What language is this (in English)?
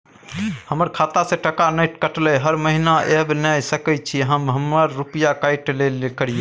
Maithili